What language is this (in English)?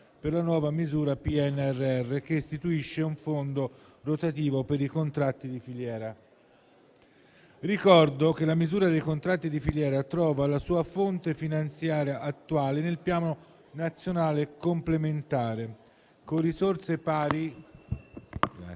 Italian